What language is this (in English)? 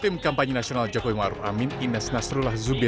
Indonesian